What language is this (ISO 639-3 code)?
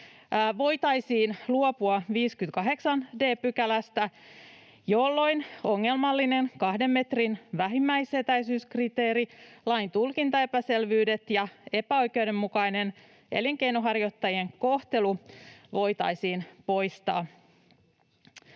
fin